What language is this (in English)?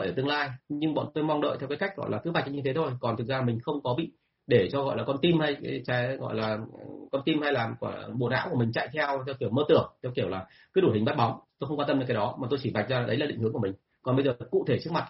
Vietnamese